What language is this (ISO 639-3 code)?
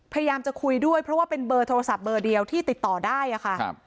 tha